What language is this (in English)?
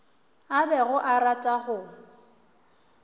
Northern Sotho